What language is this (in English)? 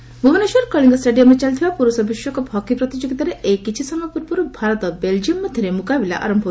Odia